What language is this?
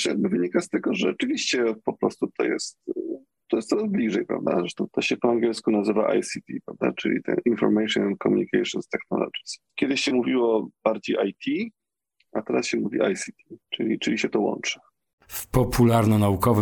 Polish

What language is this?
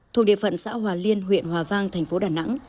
Vietnamese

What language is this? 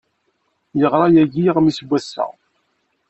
Kabyle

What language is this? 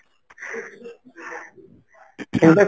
Odia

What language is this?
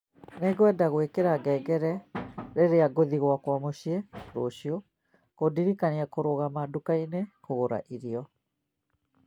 Kikuyu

